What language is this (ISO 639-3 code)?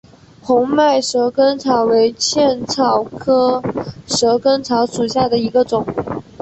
zho